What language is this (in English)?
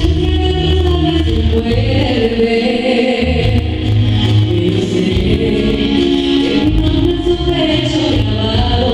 Greek